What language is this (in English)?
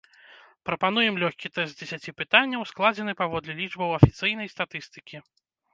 Belarusian